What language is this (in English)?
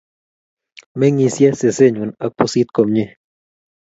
Kalenjin